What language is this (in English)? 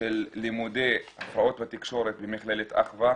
Hebrew